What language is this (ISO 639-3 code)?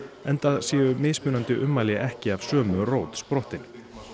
isl